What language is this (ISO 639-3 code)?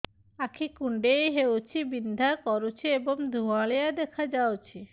ori